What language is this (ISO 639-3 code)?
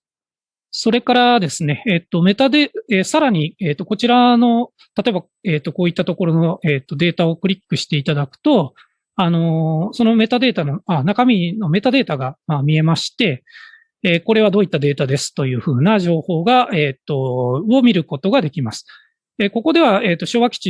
jpn